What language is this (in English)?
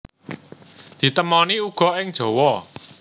Javanese